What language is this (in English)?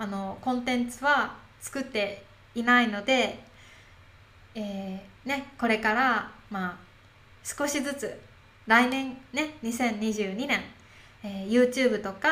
Japanese